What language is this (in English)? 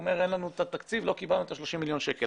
Hebrew